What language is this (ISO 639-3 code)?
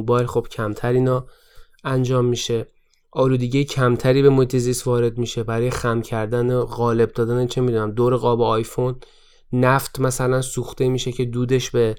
fas